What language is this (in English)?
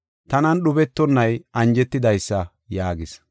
Gofa